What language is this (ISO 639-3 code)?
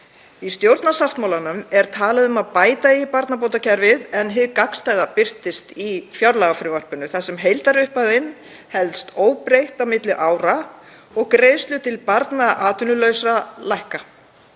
isl